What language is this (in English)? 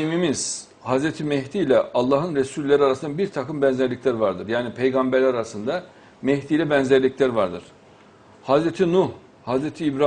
Turkish